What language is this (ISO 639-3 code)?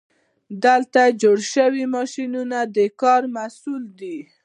pus